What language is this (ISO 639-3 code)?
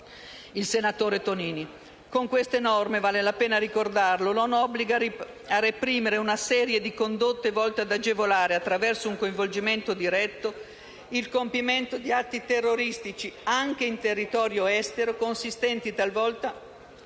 ita